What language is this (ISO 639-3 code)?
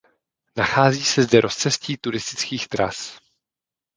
ces